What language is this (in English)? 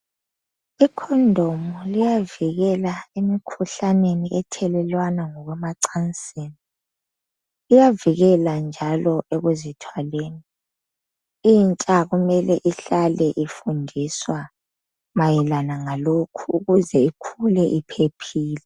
North Ndebele